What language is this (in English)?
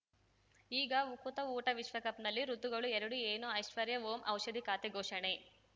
Kannada